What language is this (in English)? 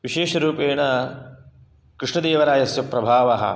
Sanskrit